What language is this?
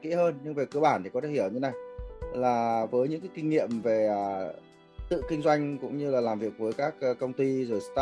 Vietnamese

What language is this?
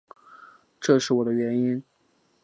Chinese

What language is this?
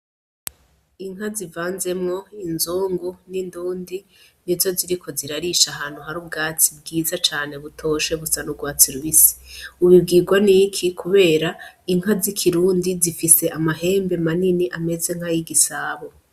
Rundi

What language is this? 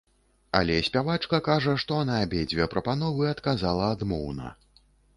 Belarusian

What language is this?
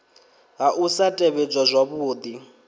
Venda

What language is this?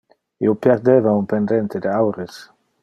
Interlingua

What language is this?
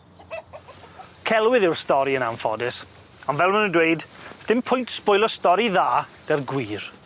Welsh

